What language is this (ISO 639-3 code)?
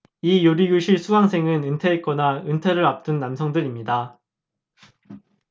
kor